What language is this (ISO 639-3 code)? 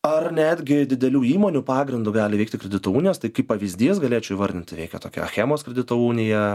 lit